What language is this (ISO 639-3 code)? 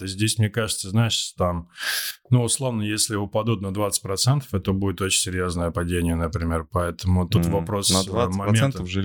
rus